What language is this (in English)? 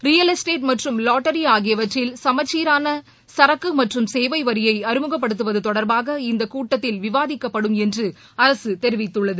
Tamil